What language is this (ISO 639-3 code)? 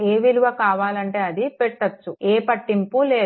tel